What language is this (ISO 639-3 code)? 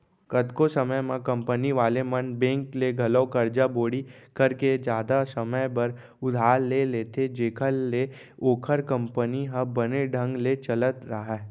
hne